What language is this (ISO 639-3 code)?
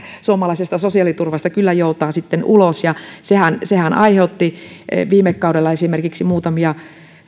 fin